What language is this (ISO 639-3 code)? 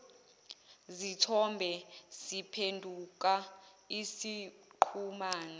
zul